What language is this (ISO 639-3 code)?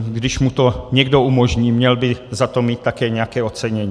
ces